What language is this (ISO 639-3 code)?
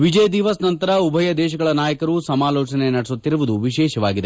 kan